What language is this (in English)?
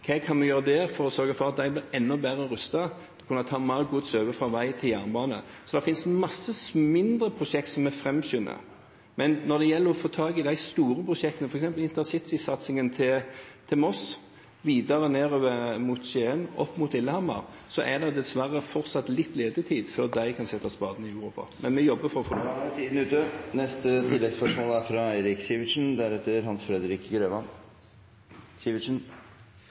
Norwegian